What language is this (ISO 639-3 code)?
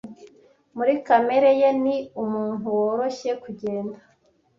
kin